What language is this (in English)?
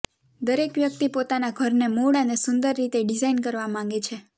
Gujarati